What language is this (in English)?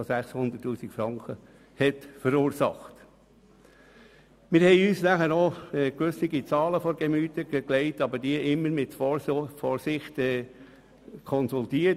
Swiss German